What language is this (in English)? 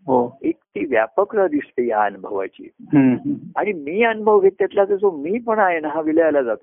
Marathi